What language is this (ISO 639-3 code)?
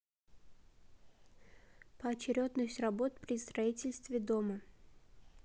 rus